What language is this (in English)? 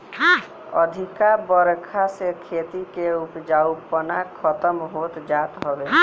Bhojpuri